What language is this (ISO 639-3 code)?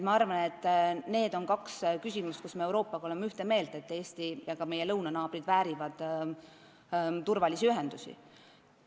est